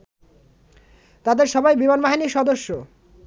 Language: Bangla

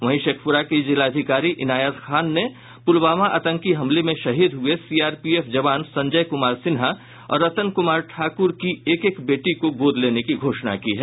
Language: Hindi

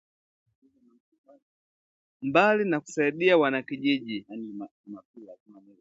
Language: Swahili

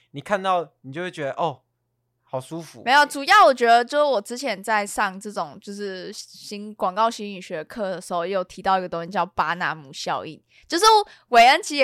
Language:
Chinese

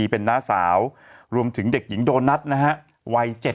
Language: Thai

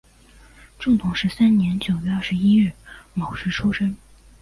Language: Chinese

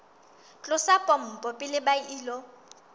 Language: Southern Sotho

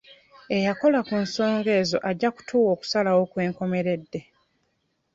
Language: Ganda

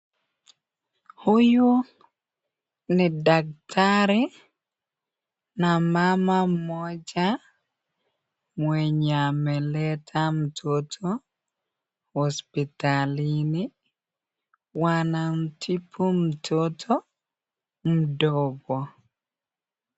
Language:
Swahili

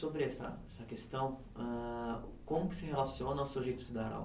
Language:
Portuguese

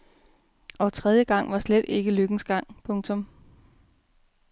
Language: Danish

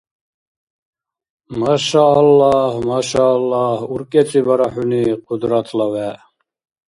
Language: Dargwa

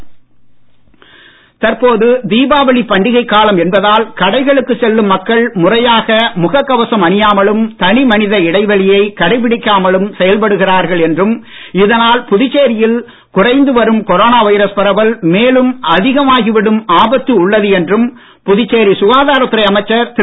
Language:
Tamil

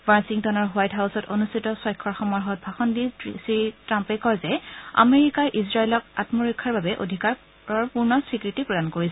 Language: Assamese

